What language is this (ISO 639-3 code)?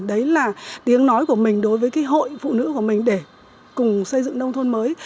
vie